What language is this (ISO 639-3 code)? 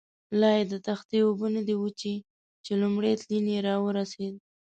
pus